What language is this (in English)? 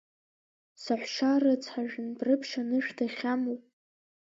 Abkhazian